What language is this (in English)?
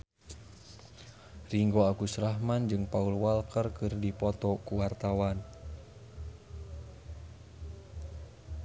Sundanese